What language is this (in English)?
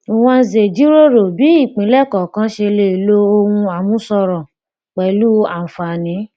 Yoruba